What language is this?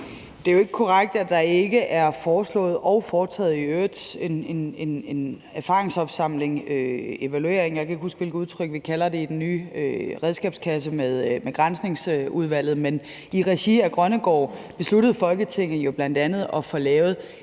Danish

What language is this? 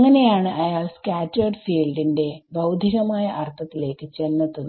Malayalam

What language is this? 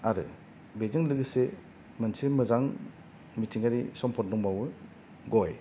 Bodo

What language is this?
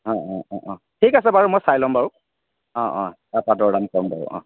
Assamese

